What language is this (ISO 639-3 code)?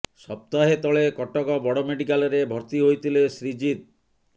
ori